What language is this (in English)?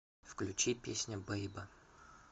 Russian